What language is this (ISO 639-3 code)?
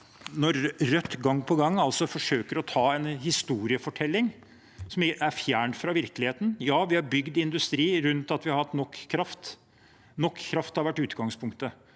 nor